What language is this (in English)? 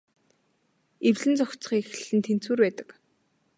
Mongolian